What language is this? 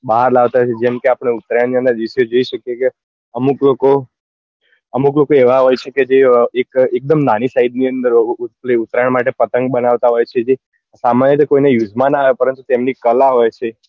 Gujarati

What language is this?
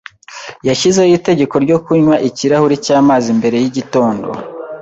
Kinyarwanda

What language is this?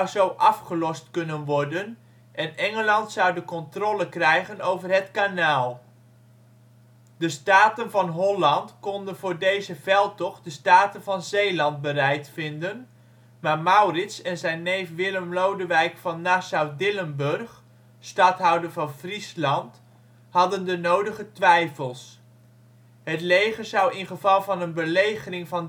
Dutch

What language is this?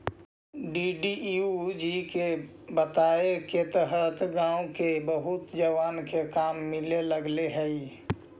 Magahi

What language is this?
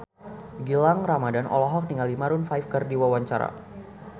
Sundanese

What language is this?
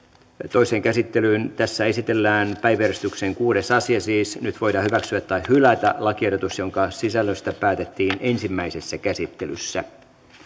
Finnish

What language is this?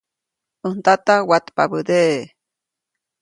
Copainalá Zoque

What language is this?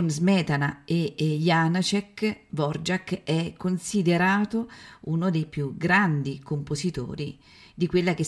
Italian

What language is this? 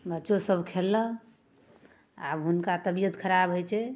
Maithili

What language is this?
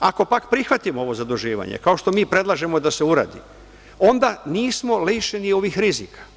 Serbian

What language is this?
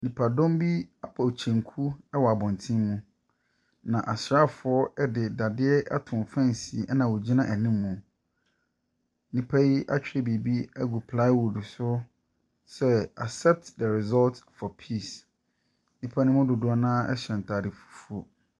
Akan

